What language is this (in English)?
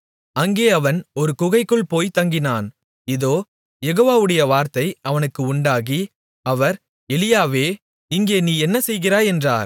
Tamil